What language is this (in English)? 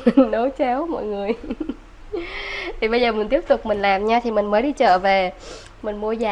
Vietnamese